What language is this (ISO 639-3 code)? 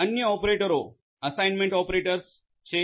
guj